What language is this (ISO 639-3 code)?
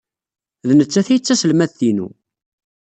kab